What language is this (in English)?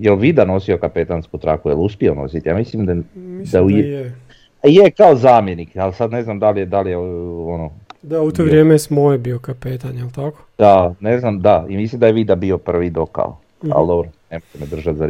Croatian